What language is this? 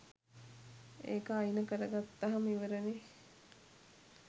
Sinhala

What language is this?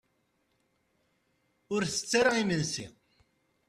Kabyle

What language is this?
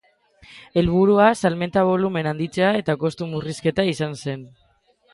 Basque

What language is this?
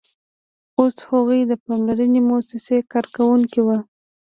Pashto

